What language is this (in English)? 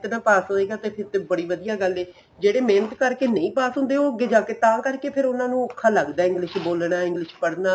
Punjabi